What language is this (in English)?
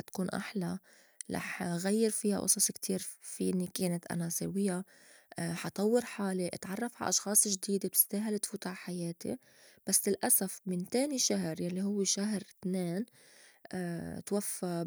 North Levantine Arabic